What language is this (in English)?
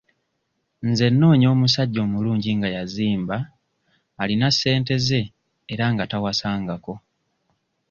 Ganda